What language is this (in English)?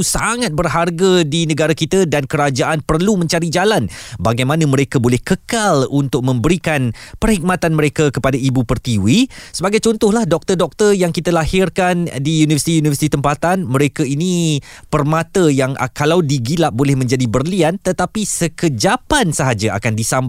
Malay